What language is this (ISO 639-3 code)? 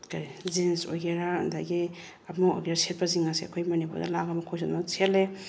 mni